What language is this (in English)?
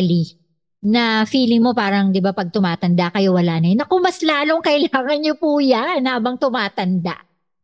Filipino